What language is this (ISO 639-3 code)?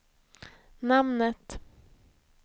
swe